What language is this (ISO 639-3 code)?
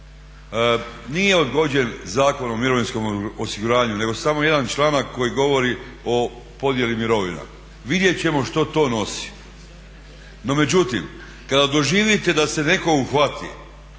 hrv